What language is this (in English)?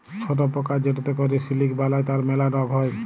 Bangla